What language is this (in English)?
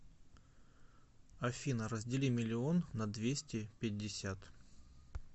Russian